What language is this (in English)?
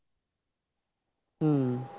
Punjabi